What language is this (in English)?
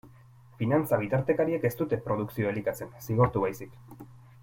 Basque